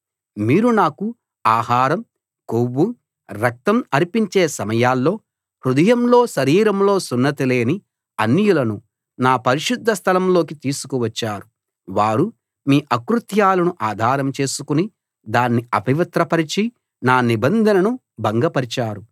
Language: Telugu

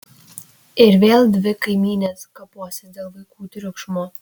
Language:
Lithuanian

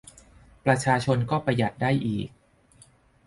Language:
Thai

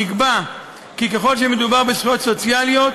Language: Hebrew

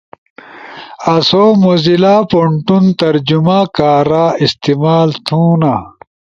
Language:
Ushojo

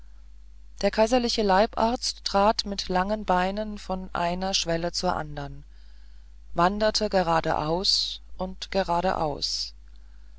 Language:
German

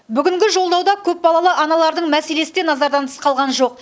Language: Kazakh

